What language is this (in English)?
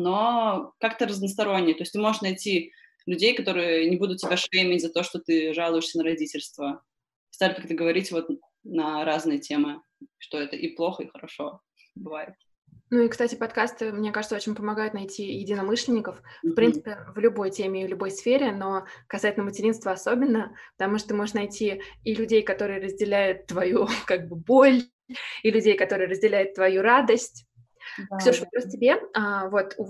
Russian